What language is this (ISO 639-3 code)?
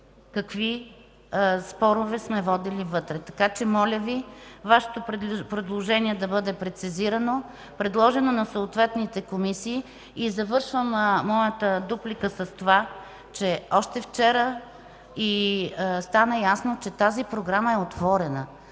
bul